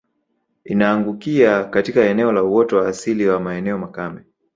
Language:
Swahili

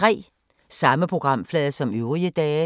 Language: Danish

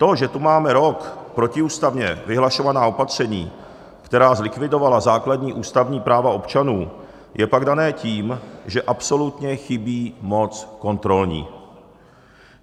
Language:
Czech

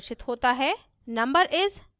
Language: Hindi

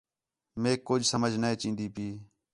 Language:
Khetrani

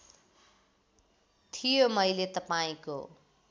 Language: Nepali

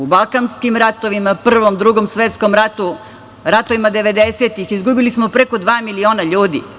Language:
Serbian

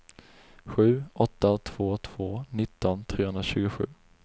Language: Swedish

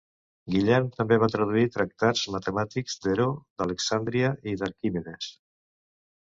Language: Catalan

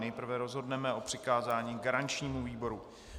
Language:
Czech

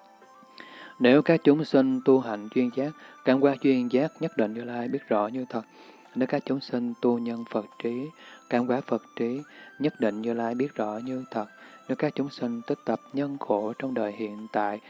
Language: Vietnamese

